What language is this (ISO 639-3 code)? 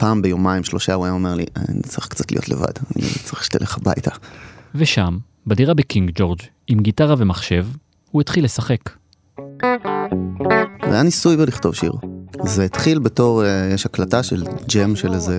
heb